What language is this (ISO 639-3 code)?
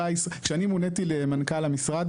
heb